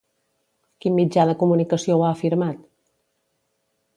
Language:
Catalan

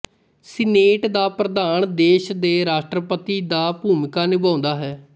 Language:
Punjabi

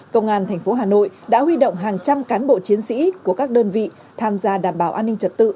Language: Vietnamese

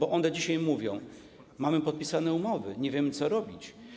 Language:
Polish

